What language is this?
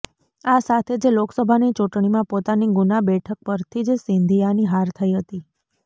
Gujarati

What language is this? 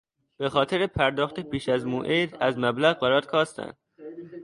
Persian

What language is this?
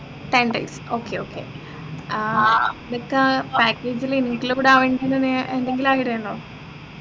Malayalam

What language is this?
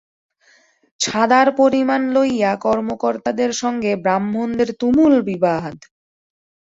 Bangla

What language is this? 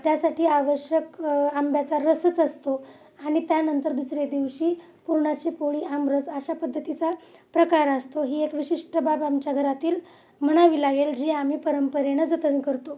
Marathi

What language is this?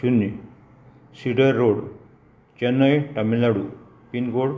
Konkani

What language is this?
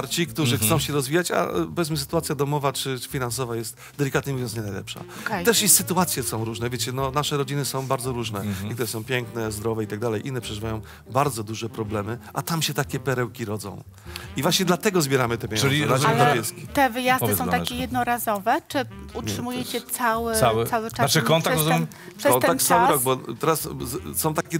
Polish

